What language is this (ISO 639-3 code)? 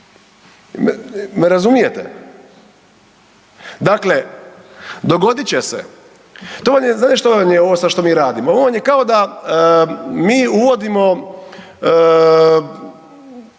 hrv